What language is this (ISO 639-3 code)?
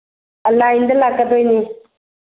mni